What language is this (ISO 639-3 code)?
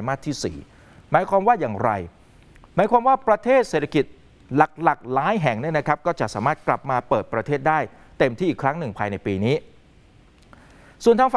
tha